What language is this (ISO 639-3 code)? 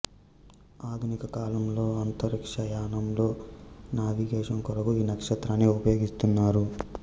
tel